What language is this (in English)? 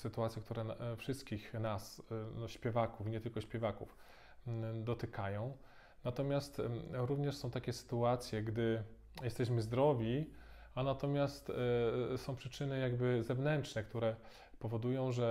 Polish